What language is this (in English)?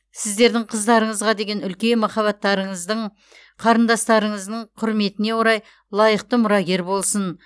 Kazakh